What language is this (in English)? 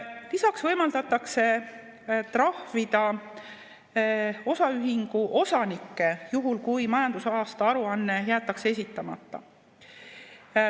Estonian